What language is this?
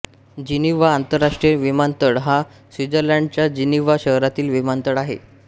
Marathi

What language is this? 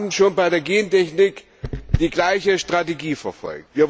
German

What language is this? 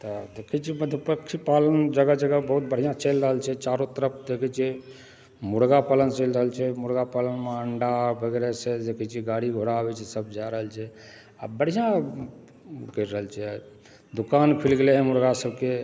Maithili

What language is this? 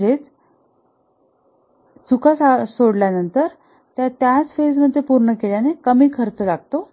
Marathi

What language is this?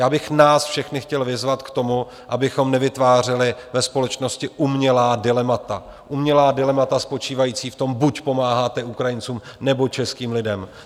Czech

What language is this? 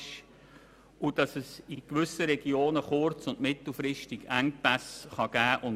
Swiss German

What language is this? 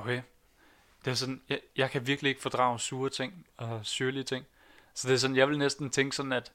Danish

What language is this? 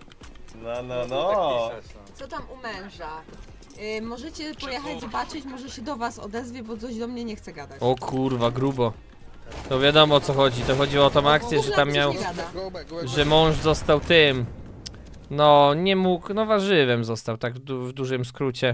Polish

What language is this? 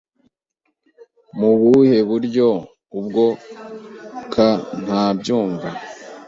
Kinyarwanda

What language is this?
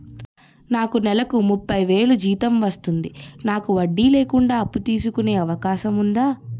Telugu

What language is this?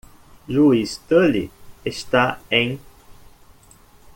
Portuguese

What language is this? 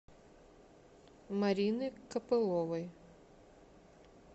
Russian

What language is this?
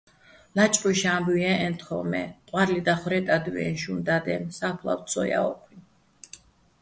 Bats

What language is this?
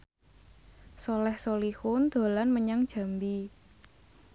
Javanese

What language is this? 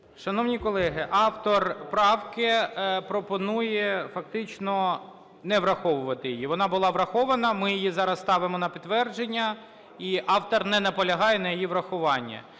Ukrainian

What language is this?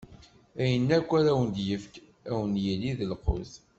Kabyle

